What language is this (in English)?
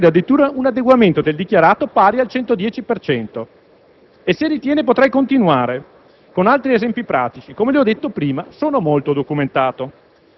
Italian